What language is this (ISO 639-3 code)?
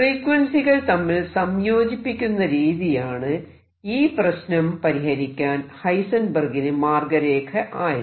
mal